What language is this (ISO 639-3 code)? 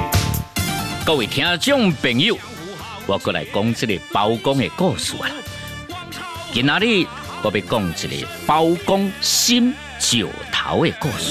zho